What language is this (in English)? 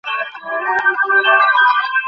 Bangla